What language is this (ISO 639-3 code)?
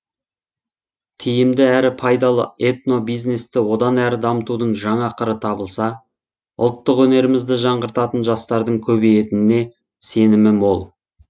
kaz